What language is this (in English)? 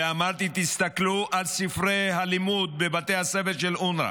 Hebrew